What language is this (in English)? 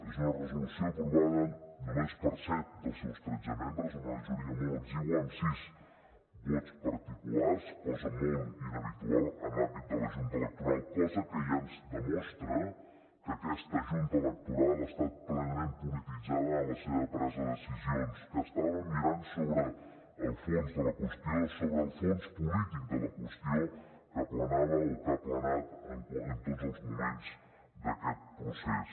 Catalan